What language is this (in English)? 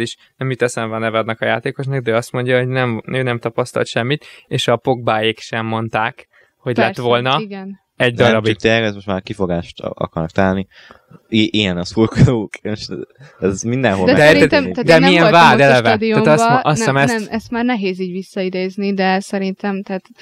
Hungarian